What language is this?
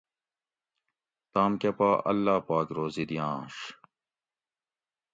Gawri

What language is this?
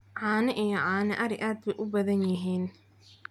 Somali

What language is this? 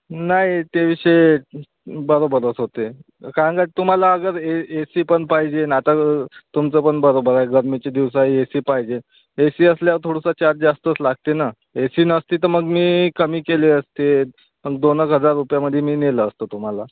Marathi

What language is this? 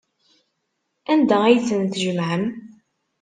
Kabyle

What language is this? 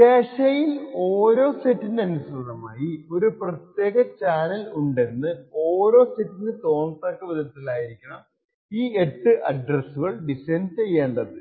Malayalam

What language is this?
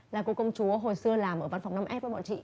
Vietnamese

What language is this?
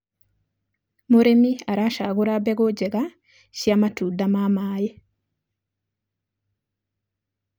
Kikuyu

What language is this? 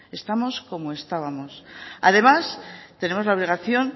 Spanish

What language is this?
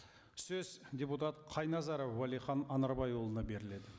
Kazakh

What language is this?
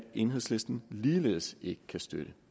Danish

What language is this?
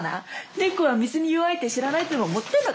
Japanese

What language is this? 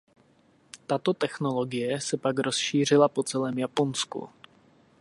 Czech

